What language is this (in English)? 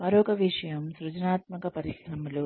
Telugu